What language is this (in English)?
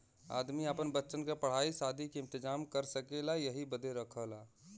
Bhojpuri